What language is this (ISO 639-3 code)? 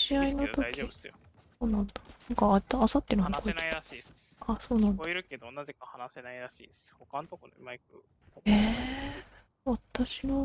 jpn